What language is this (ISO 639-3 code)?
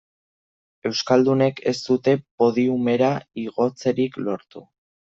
eus